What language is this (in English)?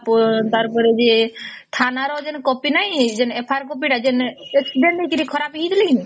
Odia